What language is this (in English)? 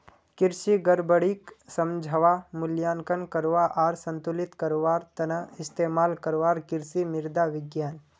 Magahi